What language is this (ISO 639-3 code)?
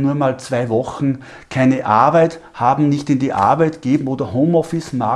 deu